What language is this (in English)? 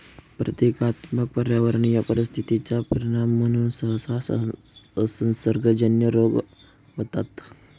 Marathi